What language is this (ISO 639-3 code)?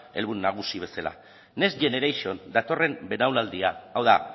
eus